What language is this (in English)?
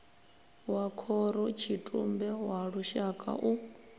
Venda